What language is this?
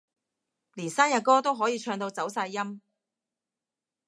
Cantonese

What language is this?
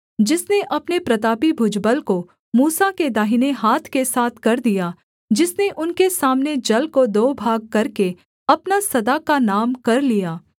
Hindi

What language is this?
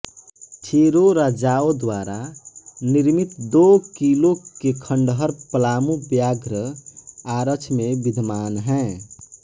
Hindi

